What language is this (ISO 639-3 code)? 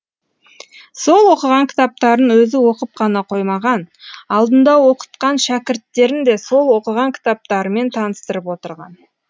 kaz